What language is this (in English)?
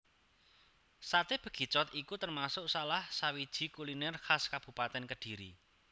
Javanese